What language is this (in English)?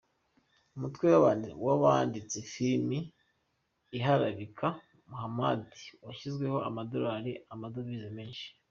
Kinyarwanda